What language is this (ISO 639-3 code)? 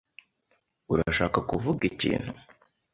kin